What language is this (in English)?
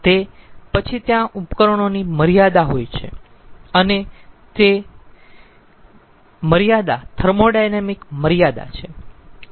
Gujarati